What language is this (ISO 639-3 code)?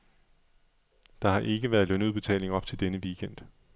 dan